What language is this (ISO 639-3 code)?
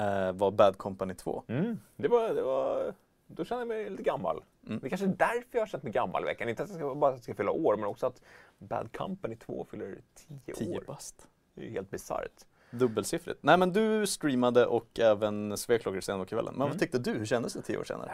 swe